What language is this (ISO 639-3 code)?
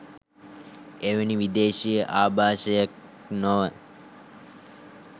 sin